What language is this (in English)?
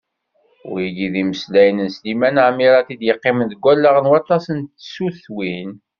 Kabyle